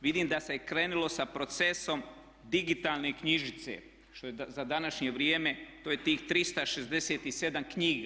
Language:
Croatian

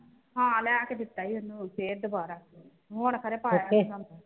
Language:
Punjabi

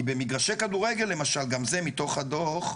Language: Hebrew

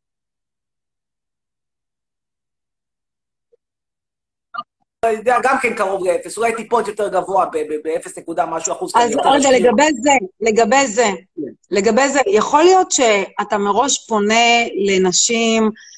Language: Hebrew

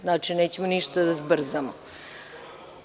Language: Serbian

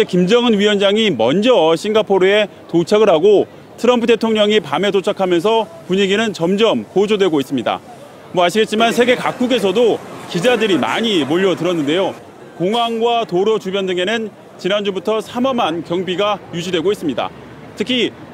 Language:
Korean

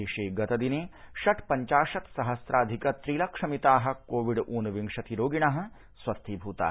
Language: Sanskrit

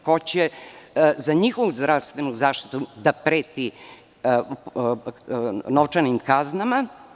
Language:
Serbian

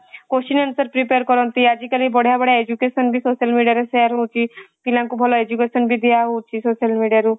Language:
Odia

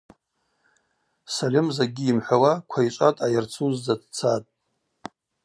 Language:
Abaza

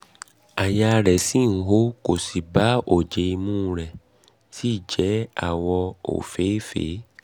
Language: Yoruba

